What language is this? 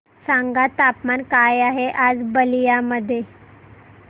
Marathi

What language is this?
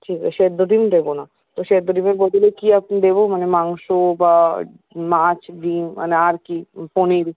Bangla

